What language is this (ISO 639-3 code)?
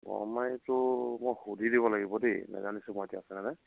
asm